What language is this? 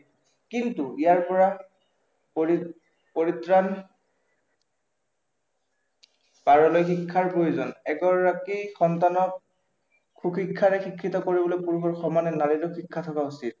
Assamese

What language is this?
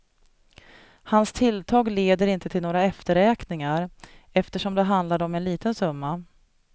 Swedish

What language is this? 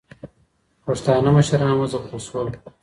Pashto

